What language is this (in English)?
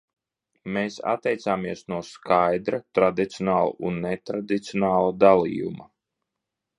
Latvian